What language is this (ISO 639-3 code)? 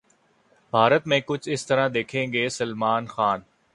urd